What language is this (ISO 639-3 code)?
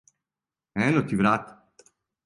srp